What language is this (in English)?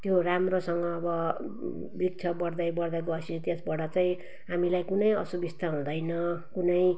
Nepali